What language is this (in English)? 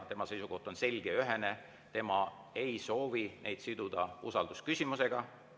Estonian